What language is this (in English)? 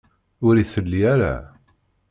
Kabyle